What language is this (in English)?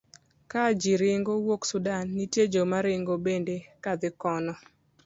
Luo (Kenya and Tanzania)